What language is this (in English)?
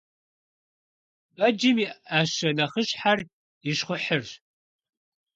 Kabardian